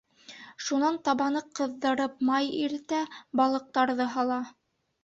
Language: Bashkir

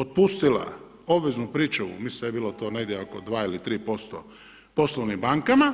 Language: Croatian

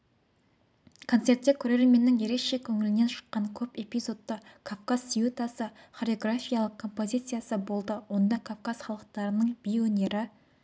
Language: Kazakh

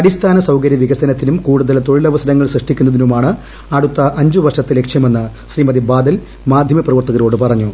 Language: Malayalam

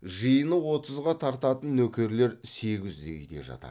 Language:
Kazakh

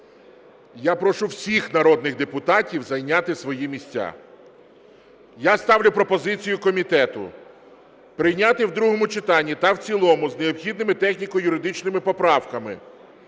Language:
Ukrainian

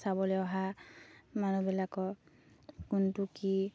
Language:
Assamese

